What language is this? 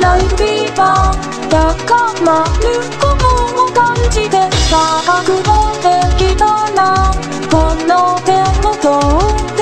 Romanian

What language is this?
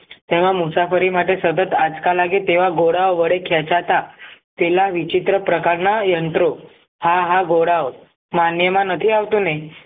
Gujarati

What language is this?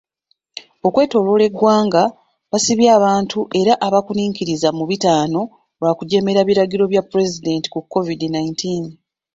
Ganda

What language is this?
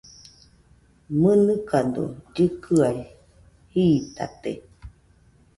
Nüpode Huitoto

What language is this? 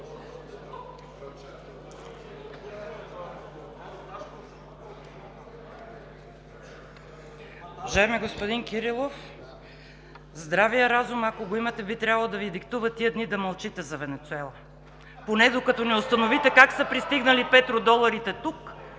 Bulgarian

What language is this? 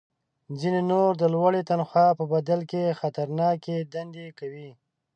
Pashto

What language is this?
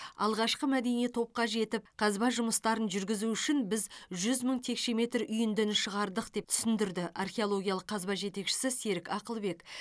Kazakh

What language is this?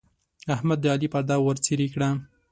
Pashto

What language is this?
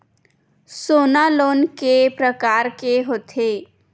Chhattisgarhi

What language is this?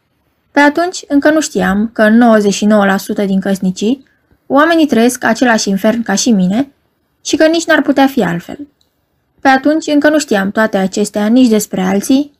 Romanian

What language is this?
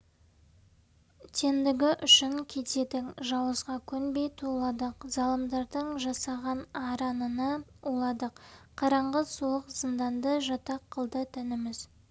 Kazakh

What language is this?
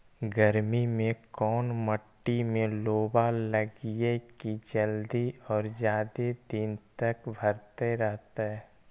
Magahi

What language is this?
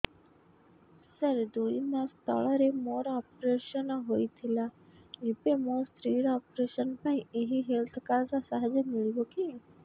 Odia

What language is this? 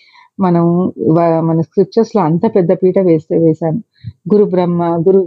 Telugu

